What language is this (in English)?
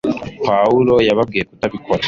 Kinyarwanda